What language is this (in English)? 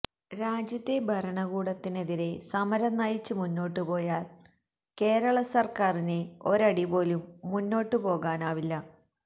Malayalam